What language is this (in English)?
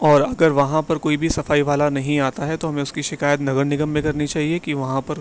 Urdu